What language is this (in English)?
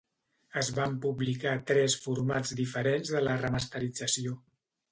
Catalan